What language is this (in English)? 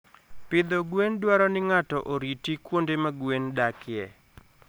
Luo (Kenya and Tanzania)